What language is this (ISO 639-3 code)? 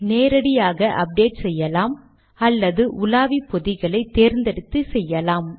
tam